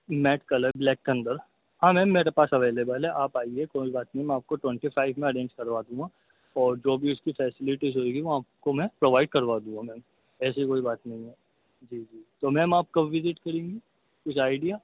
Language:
Urdu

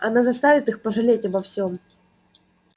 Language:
Russian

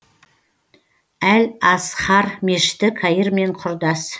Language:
Kazakh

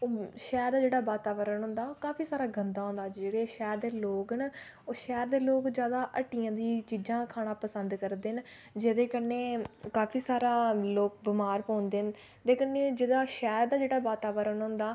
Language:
Dogri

